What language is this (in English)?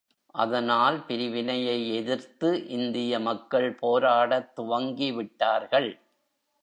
Tamil